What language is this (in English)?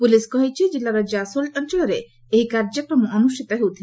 Odia